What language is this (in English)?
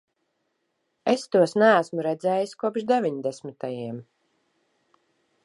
Latvian